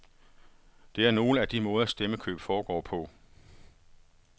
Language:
Danish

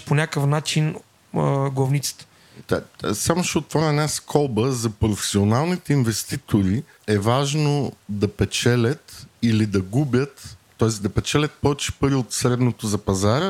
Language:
Bulgarian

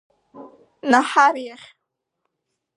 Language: Abkhazian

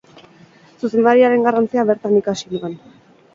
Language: Basque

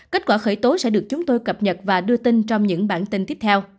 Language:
Vietnamese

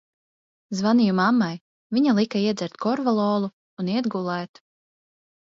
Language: Latvian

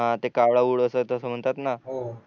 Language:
Marathi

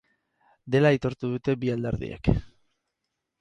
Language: Basque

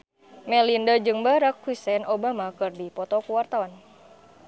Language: Sundanese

